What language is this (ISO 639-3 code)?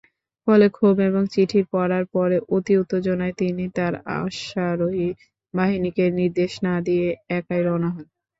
ben